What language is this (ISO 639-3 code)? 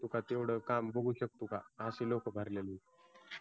mar